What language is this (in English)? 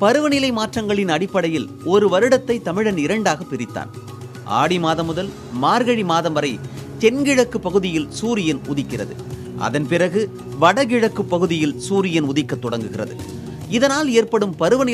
Hindi